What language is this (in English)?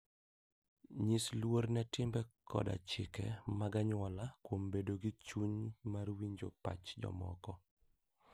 Luo (Kenya and Tanzania)